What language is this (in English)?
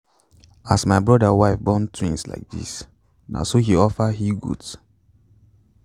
Nigerian Pidgin